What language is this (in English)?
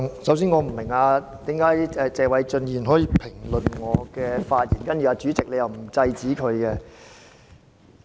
Cantonese